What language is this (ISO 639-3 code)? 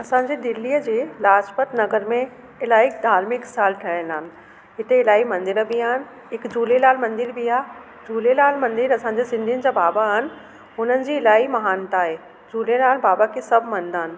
snd